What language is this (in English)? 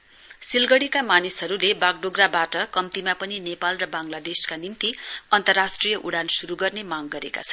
Nepali